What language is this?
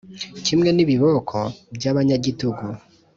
Kinyarwanda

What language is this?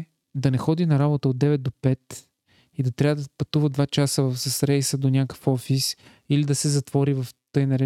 Bulgarian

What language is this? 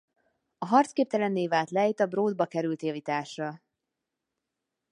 Hungarian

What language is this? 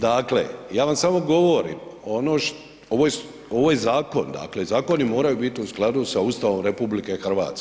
Croatian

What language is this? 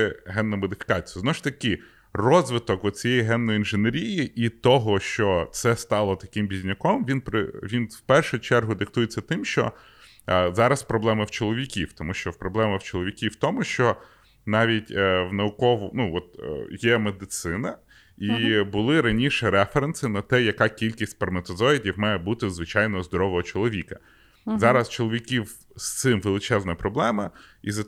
Ukrainian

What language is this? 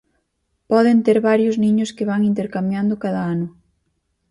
Galician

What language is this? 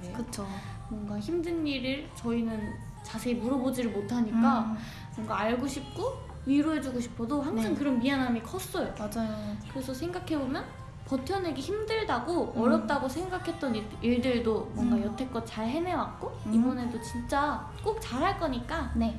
Korean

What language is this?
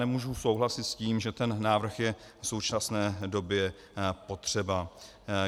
Czech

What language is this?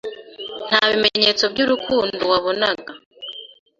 Kinyarwanda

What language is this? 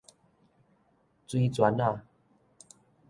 Min Nan Chinese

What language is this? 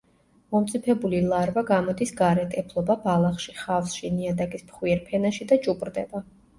Georgian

